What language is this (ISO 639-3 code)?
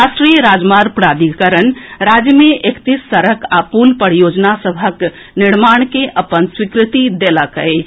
mai